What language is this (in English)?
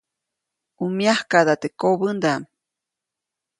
Copainalá Zoque